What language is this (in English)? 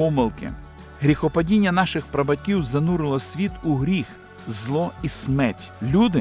Ukrainian